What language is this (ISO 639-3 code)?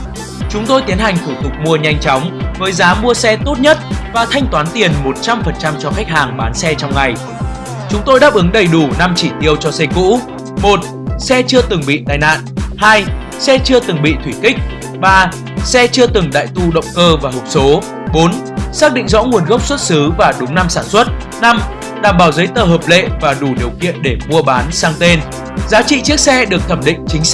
vie